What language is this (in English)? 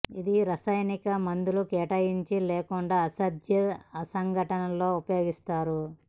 Telugu